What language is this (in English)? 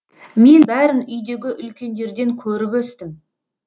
Kazakh